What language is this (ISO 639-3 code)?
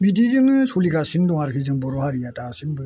brx